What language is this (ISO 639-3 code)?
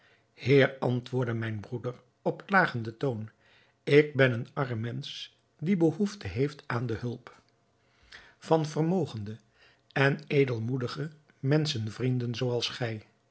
nld